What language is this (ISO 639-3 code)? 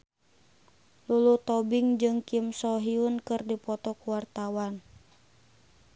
sun